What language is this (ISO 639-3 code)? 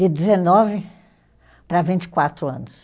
por